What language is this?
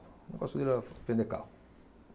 Portuguese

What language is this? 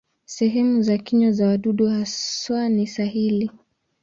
Swahili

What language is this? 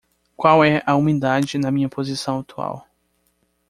Portuguese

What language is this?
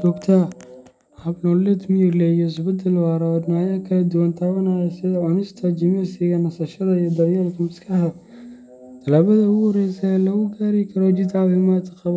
Somali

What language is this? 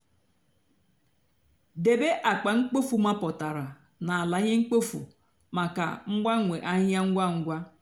Igbo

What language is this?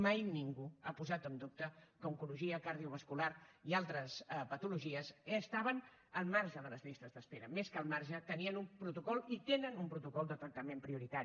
Catalan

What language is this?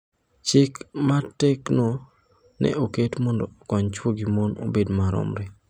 Luo (Kenya and Tanzania)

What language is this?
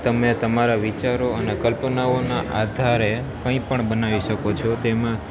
Gujarati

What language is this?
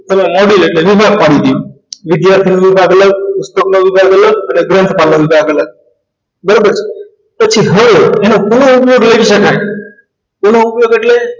Gujarati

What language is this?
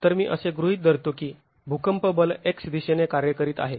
Marathi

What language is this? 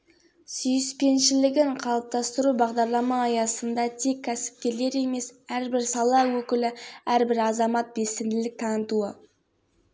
Kazakh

